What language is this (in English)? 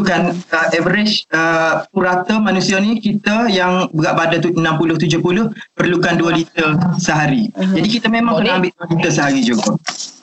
Malay